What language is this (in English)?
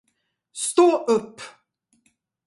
Swedish